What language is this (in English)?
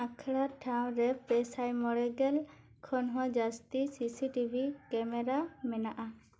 Santali